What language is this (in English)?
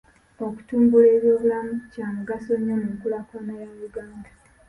Ganda